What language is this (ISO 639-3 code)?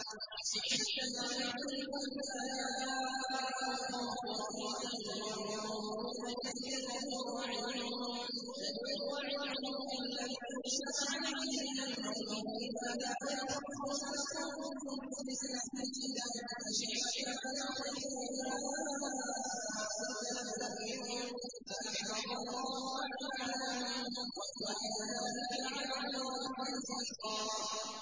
ara